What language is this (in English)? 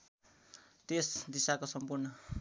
Nepali